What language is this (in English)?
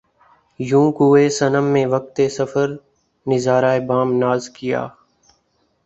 Urdu